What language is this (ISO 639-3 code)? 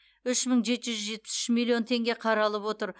kaz